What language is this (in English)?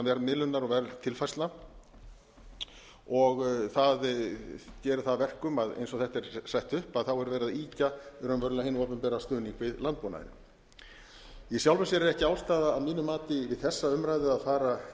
Icelandic